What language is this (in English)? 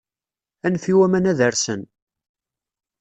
Kabyle